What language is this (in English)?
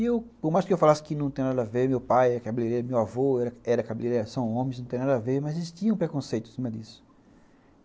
Portuguese